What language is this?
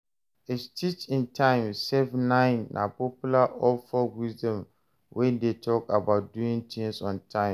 Nigerian Pidgin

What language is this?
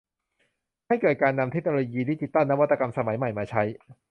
Thai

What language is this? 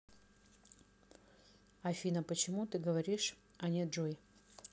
Russian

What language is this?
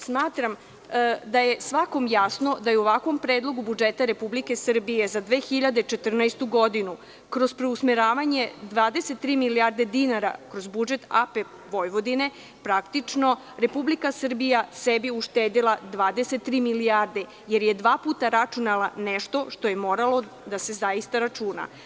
Serbian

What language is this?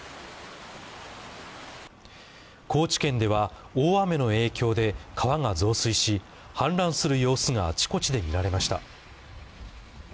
Japanese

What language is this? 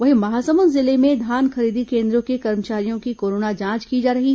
Hindi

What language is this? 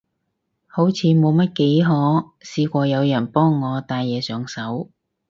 Cantonese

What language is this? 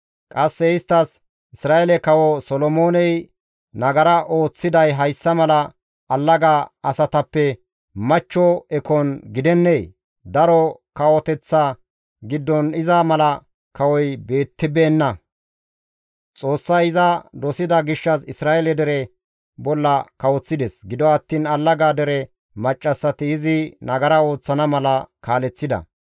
Gamo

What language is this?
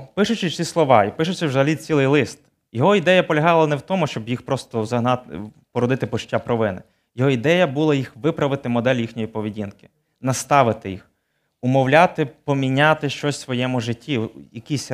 Ukrainian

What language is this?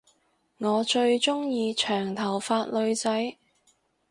Cantonese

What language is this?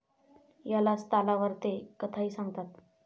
Marathi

